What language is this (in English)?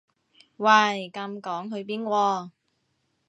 Cantonese